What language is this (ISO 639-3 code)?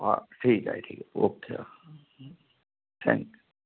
mar